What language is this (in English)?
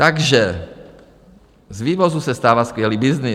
Czech